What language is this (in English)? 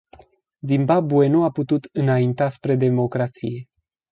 Romanian